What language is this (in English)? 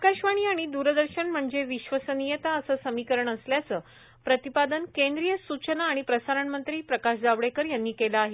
Marathi